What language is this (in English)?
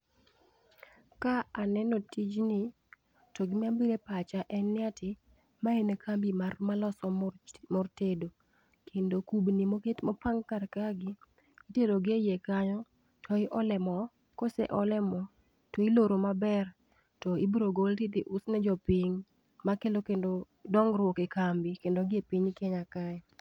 Luo (Kenya and Tanzania)